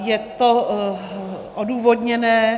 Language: Czech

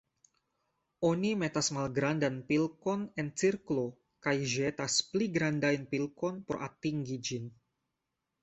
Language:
Esperanto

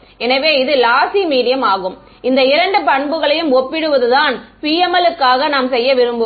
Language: Tamil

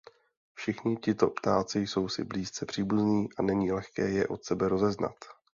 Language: Czech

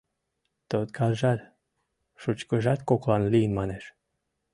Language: Mari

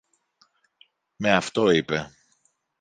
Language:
Greek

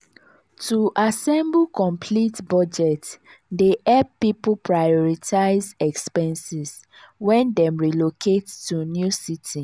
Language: Nigerian Pidgin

